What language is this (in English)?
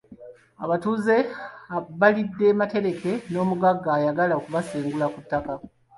Ganda